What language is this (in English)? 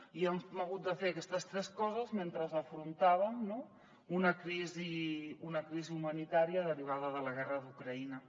Catalan